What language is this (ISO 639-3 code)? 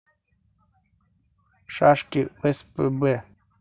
rus